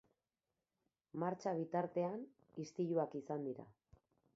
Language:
Basque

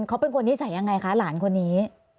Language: Thai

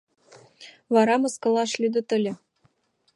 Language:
Mari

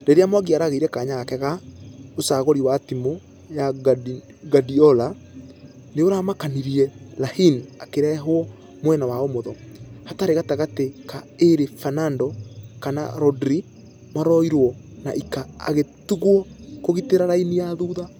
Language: Kikuyu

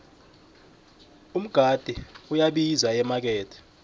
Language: South Ndebele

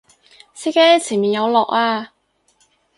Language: Cantonese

